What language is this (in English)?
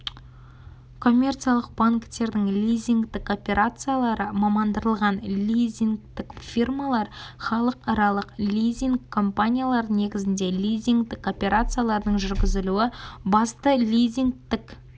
Kazakh